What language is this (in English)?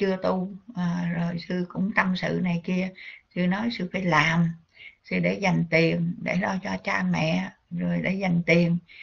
Vietnamese